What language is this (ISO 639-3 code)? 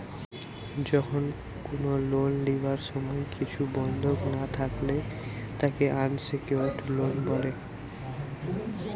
ben